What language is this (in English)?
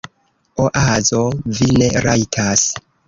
Esperanto